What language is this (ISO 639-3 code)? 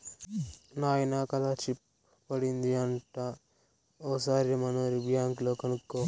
tel